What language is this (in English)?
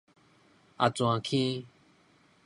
Min Nan Chinese